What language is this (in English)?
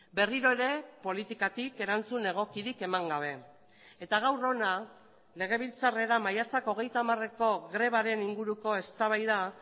Basque